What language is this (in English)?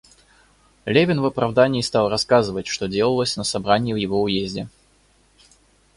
Russian